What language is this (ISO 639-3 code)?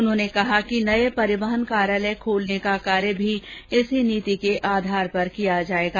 hin